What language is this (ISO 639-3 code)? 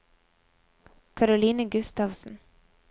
nor